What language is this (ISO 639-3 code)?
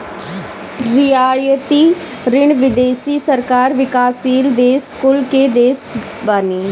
bho